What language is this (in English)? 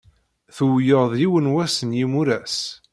Kabyle